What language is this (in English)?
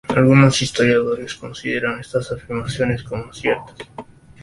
Spanish